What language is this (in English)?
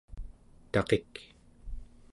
Central Yupik